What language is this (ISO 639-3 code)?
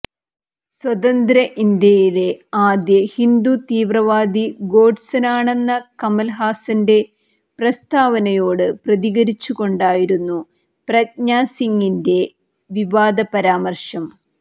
mal